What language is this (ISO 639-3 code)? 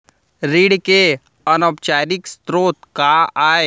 hne